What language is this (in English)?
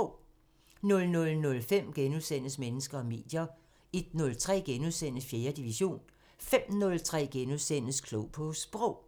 Danish